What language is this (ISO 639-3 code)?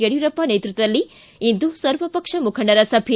kan